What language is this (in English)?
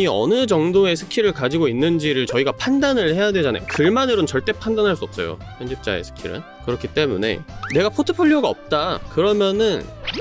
Korean